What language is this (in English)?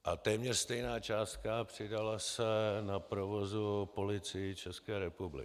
Czech